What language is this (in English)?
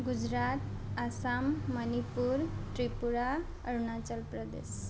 Nepali